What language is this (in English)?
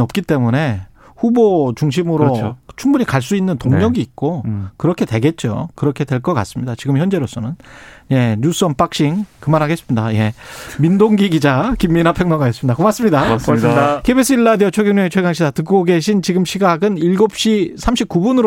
Korean